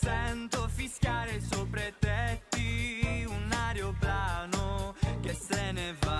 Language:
Italian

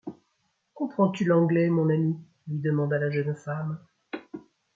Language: French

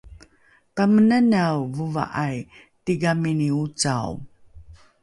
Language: Rukai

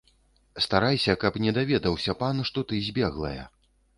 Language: Belarusian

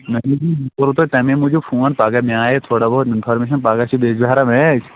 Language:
Kashmiri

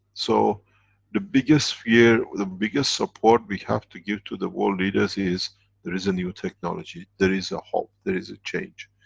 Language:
English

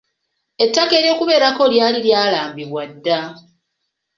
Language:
Ganda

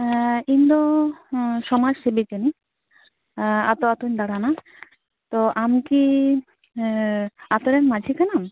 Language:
Santali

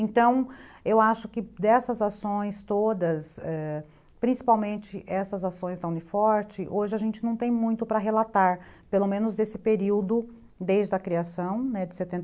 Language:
Portuguese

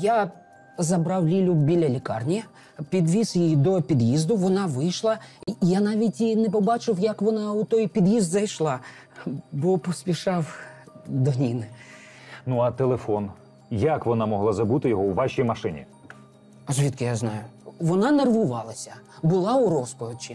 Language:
Ukrainian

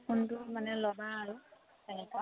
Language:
Assamese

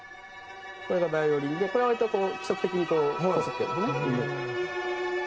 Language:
Japanese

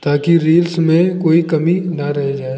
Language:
Hindi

